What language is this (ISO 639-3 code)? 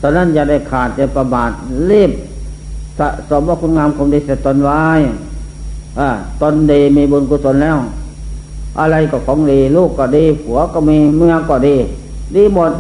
tha